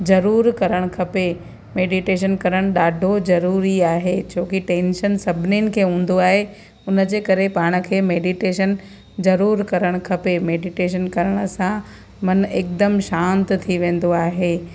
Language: Sindhi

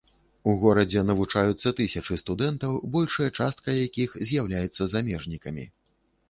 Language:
Belarusian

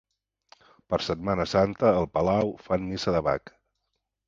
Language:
Catalan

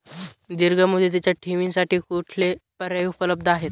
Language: Marathi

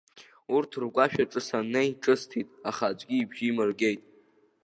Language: Abkhazian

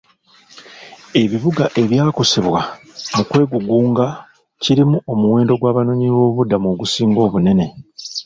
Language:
Ganda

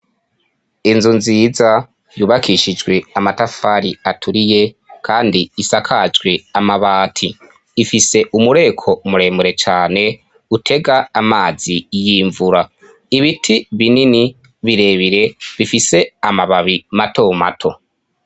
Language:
Rundi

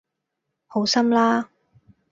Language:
Cantonese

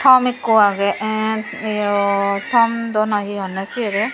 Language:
Chakma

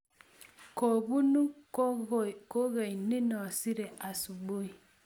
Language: Kalenjin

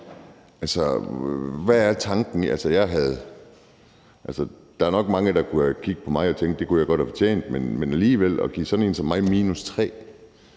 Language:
Danish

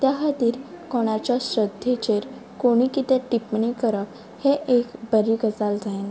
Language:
Konkani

